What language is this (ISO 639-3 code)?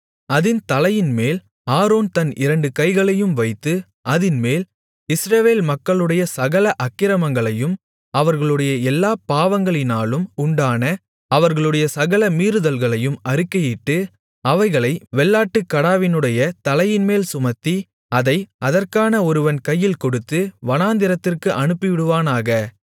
tam